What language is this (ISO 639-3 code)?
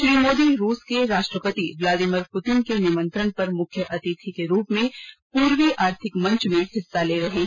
hin